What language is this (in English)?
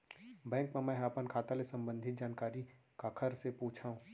Chhattisgarhi